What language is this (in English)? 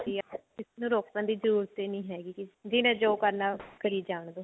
Punjabi